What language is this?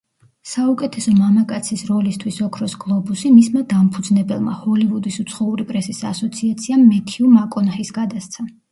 Georgian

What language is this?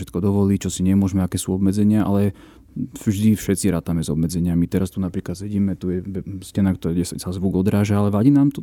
Slovak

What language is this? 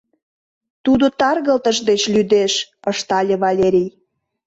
Mari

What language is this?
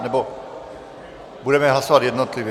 Czech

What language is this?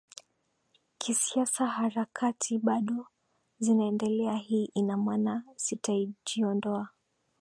Swahili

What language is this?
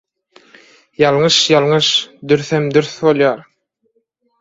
Turkmen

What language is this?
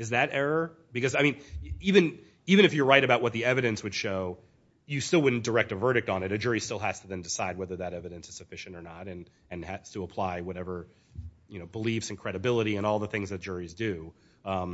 English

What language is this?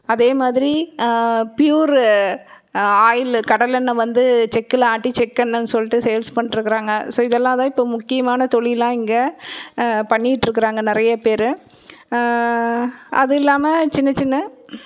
Tamil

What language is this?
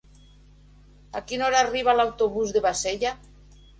Catalan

